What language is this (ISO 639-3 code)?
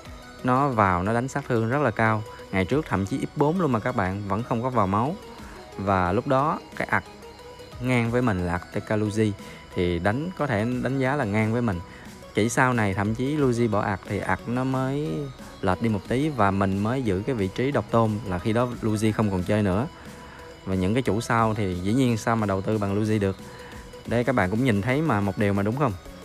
vie